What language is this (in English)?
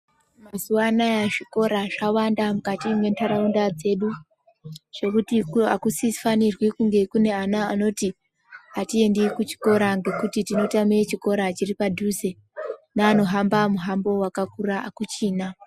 Ndau